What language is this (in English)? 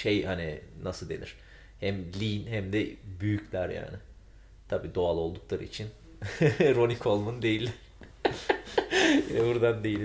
Turkish